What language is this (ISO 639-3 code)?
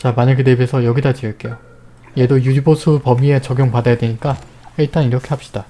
kor